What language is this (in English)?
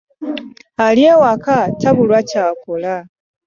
Ganda